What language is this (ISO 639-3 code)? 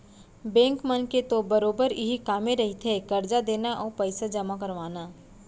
hne